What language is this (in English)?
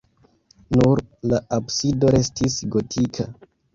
Esperanto